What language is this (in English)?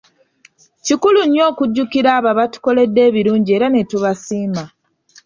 Ganda